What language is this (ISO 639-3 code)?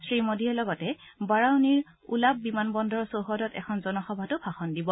asm